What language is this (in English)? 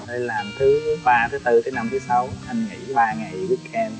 Vietnamese